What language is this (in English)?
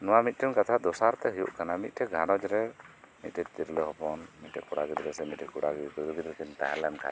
Santali